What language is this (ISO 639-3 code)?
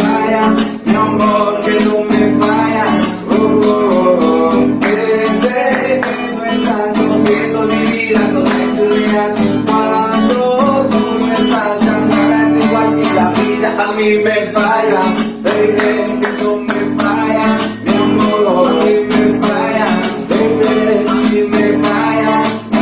por